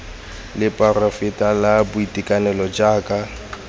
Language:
Tswana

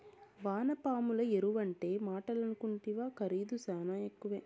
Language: Telugu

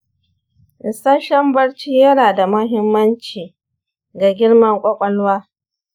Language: Hausa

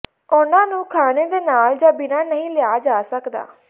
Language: Punjabi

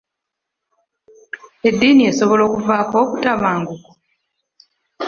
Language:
Ganda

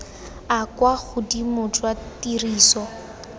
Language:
Tswana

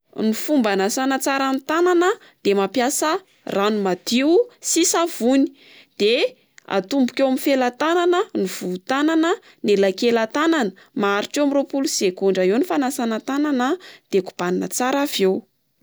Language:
Malagasy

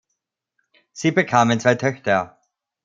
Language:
German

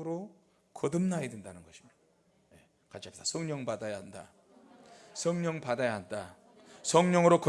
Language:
Korean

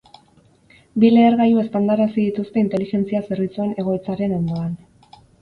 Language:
Basque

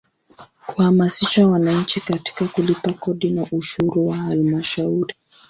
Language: Swahili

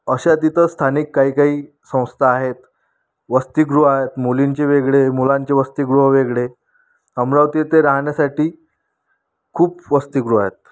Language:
Marathi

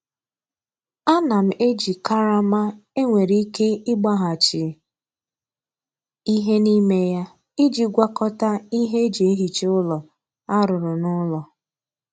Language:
Igbo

